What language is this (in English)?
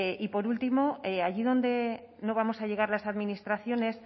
Spanish